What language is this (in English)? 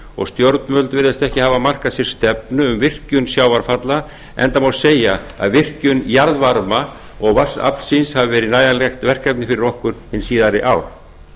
Icelandic